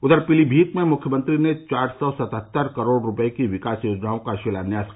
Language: Hindi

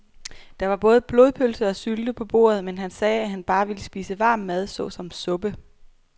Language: Danish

